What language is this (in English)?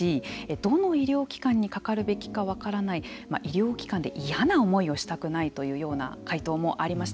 Japanese